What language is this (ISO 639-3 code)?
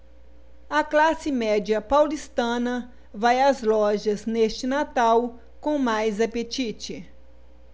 por